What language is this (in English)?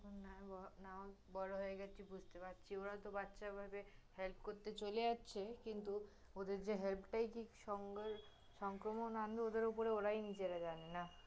Bangla